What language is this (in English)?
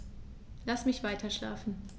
German